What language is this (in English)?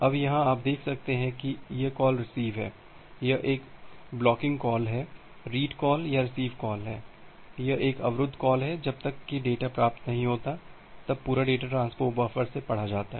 Hindi